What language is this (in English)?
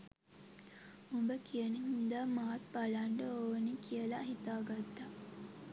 Sinhala